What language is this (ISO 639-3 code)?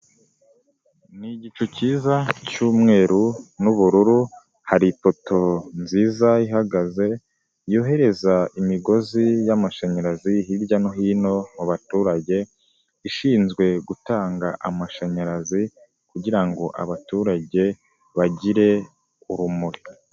kin